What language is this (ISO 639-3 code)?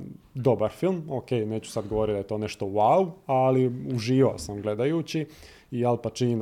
hrv